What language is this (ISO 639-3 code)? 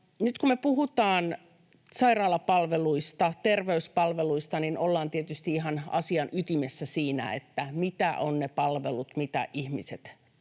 fin